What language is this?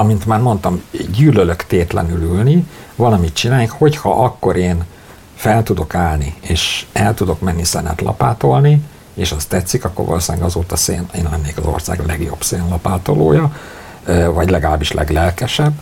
Hungarian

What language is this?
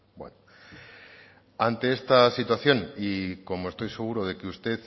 Spanish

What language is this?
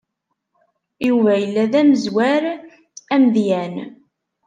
Kabyle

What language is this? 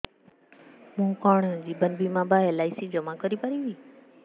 Odia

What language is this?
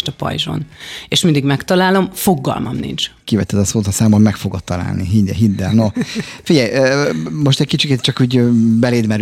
Hungarian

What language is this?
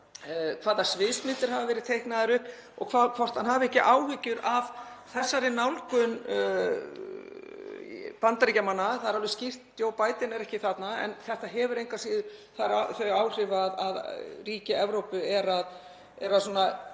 Icelandic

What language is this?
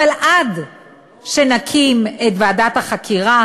Hebrew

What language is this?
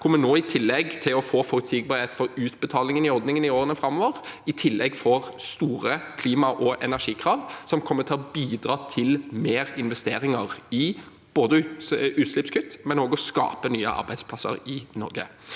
Norwegian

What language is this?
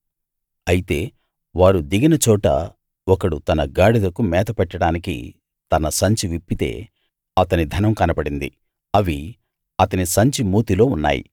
Telugu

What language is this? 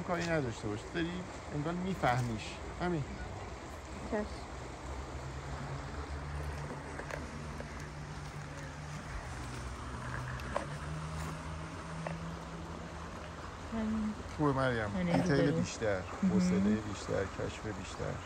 Persian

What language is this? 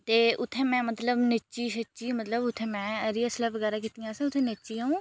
Dogri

